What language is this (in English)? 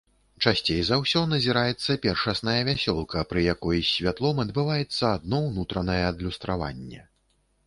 Belarusian